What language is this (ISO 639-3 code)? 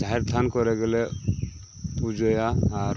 sat